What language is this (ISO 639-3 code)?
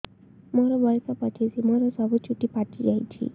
ori